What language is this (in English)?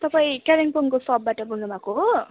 Nepali